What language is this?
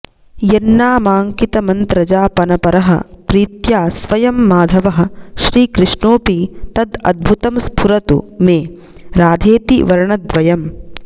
Sanskrit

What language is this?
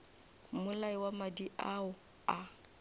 Northern Sotho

